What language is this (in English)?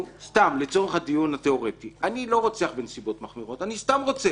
Hebrew